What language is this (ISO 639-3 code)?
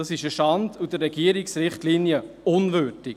gsw